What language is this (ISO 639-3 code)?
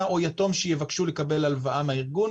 heb